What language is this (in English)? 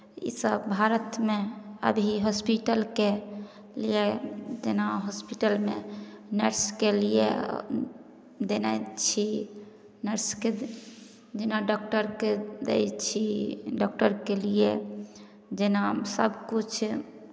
Maithili